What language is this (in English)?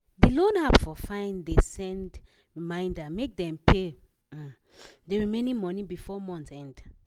Nigerian Pidgin